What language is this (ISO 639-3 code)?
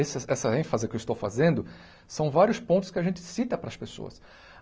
por